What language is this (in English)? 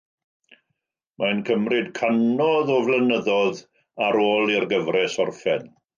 Welsh